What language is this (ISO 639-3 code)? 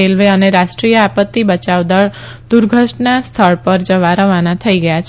guj